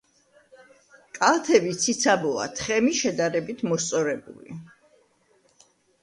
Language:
Georgian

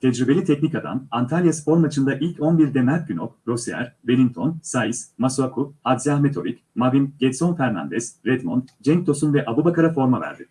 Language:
Turkish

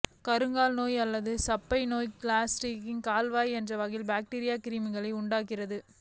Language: Tamil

